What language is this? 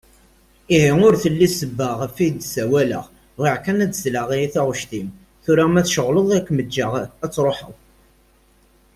Kabyle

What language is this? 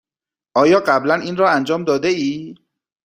Persian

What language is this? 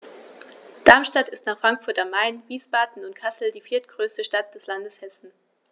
German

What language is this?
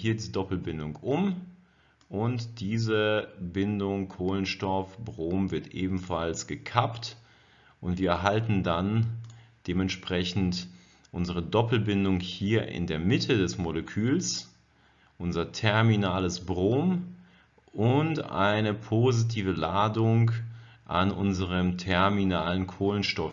German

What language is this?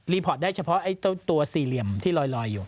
Thai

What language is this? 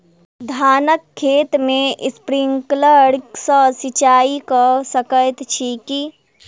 Maithili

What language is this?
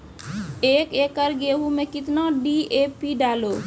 Maithili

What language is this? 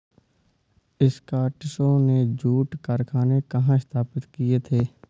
Hindi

